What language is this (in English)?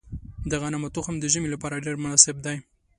Pashto